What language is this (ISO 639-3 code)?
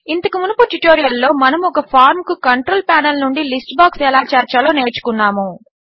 tel